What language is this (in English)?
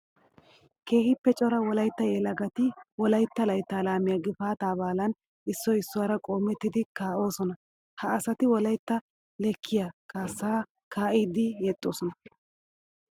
Wolaytta